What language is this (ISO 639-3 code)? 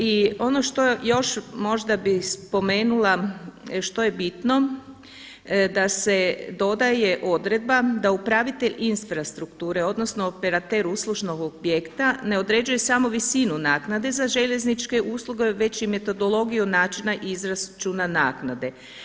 hrv